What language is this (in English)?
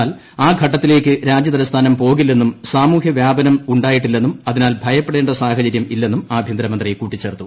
Malayalam